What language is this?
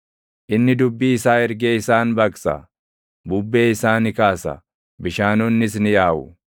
Oromo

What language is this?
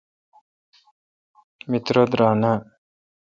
Kalkoti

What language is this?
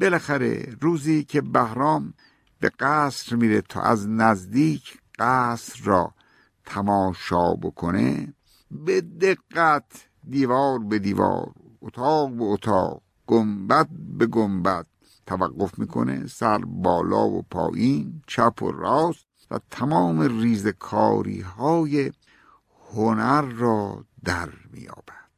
Persian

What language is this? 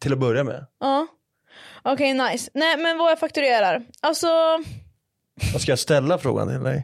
Swedish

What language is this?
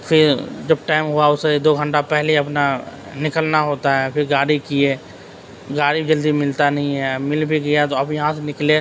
Urdu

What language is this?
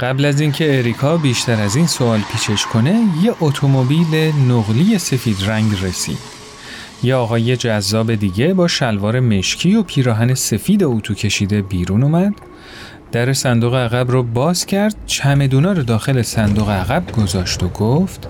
Persian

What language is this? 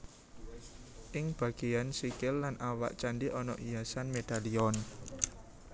Javanese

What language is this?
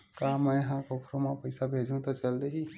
Chhattisgarhi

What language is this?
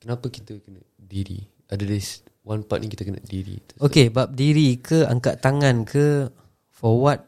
Malay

